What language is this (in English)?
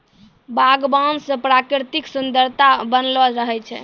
Maithili